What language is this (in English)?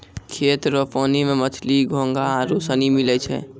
Maithili